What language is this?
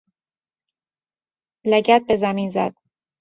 Persian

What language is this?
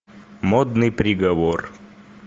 Russian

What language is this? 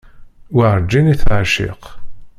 Kabyle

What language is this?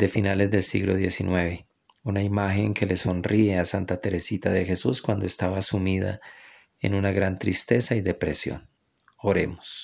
Spanish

